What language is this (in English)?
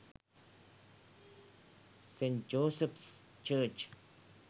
Sinhala